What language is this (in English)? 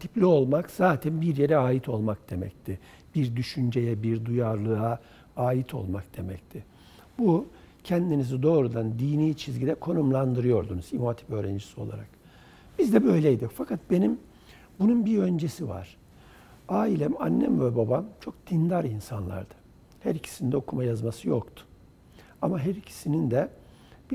Turkish